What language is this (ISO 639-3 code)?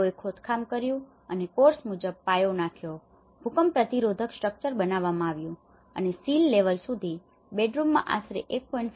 guj